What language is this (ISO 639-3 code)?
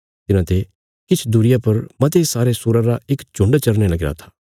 kfs